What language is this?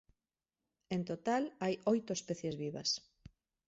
Galician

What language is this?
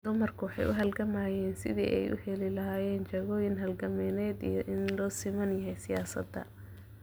Somali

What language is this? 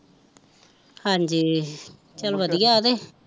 Punjabi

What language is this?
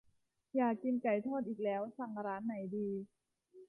Thai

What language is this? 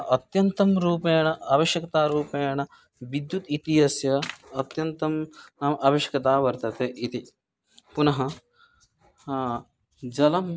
Sanskrit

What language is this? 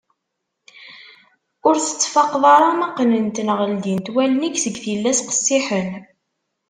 Kabyle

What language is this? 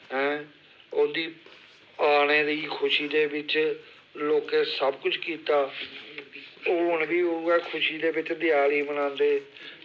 Dogri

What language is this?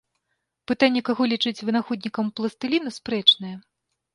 Belarusian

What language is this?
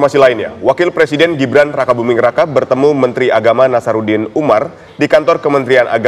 Indonesian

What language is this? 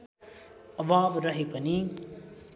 Nepali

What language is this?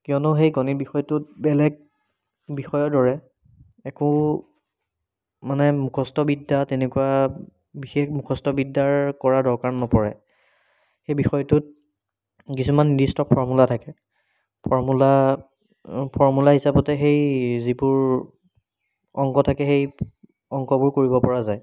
Assamese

